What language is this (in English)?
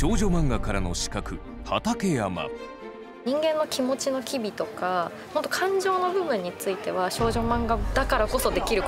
Japanese